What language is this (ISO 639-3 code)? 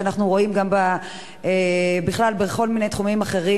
heb